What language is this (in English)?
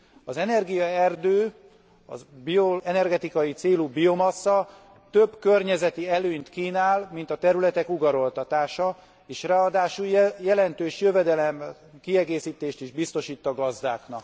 Hungarian